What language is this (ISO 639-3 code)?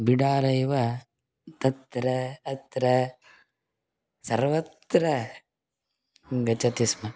san